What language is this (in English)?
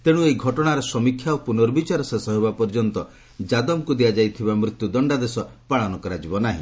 Odia